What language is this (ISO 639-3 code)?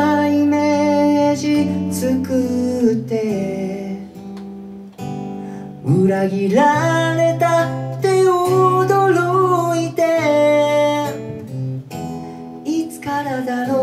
jpn